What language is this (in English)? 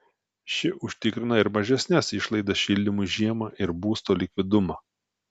Lithuanian